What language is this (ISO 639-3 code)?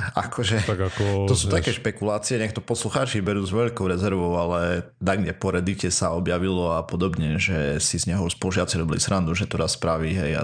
slk